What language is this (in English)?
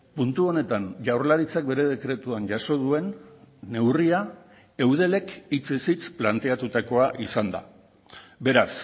Basque